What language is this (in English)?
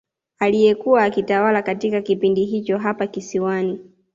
Swahili